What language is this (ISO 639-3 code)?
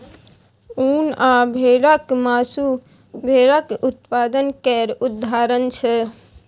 mai